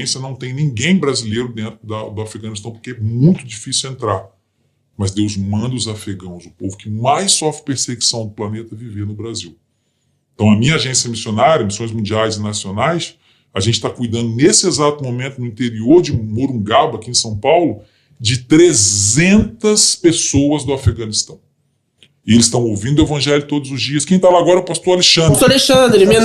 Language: Portuguese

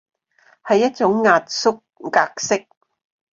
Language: Cantonese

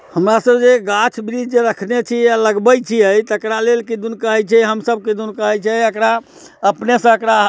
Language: Maithili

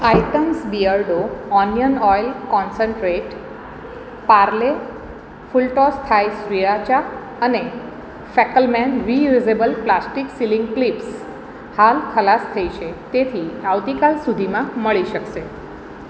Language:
Gujarati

